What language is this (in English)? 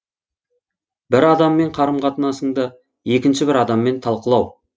Kazakh